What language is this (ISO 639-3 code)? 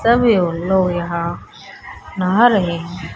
hin